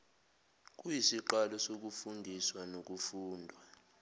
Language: Zulu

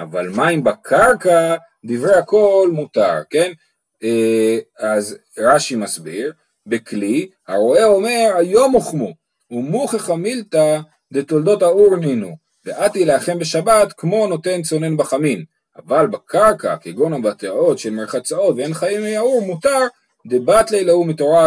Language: Hebrew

